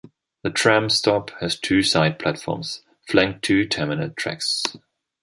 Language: English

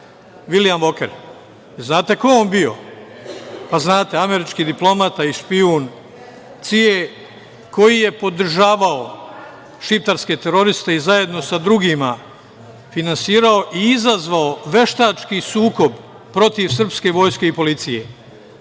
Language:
Serbian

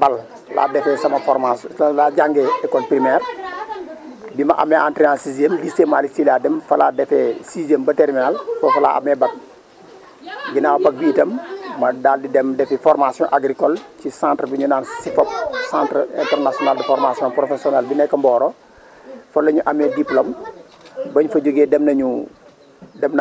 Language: Wolof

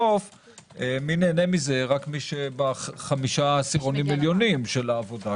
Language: Hebrew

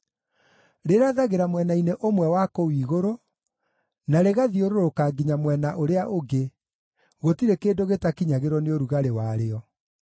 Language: Kikuyu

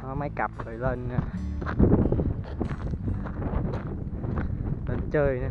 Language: Vietnamese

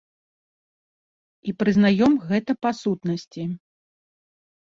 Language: Belarusian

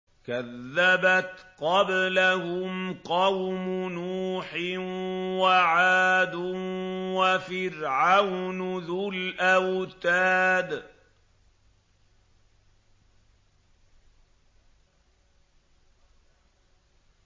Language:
Arabic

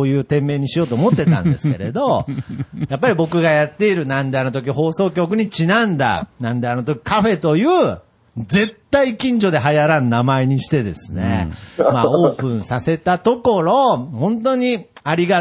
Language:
Japanese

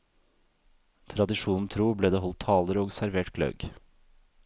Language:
Norwegian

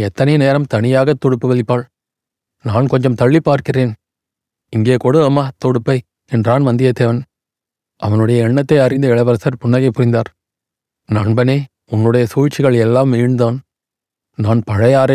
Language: Tamil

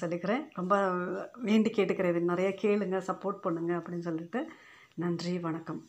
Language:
Tamil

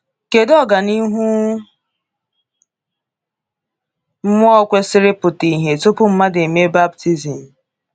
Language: Igbo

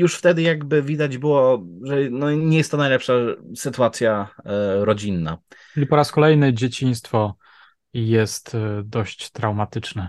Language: Polish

